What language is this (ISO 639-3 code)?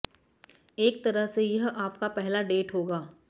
hin